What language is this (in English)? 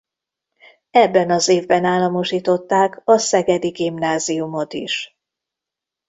Hungarian